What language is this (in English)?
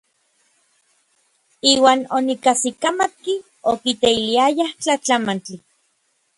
Orizaba Nahuatl